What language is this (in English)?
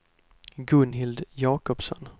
Swedish